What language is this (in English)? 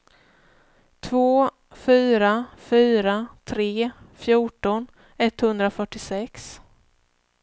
Swedish